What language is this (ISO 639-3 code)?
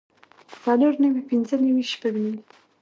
pus